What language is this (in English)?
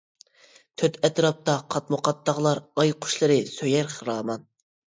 Uyghur